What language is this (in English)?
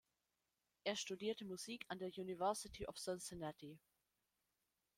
German